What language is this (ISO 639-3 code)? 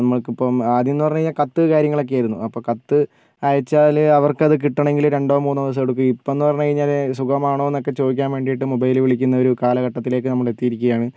mal